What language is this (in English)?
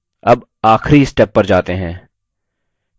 Hindi